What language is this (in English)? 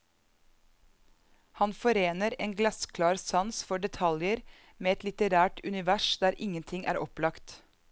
Norwegian